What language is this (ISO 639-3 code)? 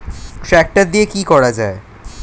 ben